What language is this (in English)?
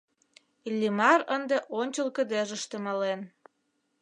Mari